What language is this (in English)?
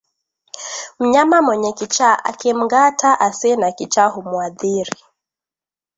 Swahili